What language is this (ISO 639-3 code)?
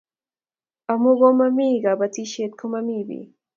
kln